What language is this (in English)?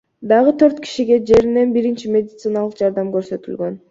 Kyrgyz